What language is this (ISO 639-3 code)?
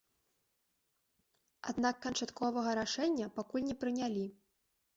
bel